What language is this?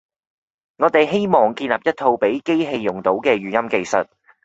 Cantonese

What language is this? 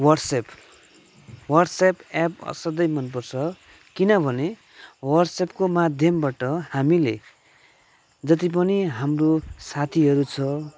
Nepali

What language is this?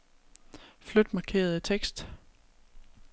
Danish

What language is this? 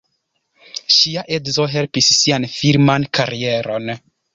Esperanto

